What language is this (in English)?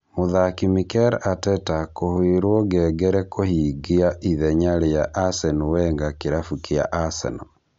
Kikuyu